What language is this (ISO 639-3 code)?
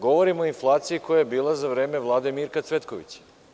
srp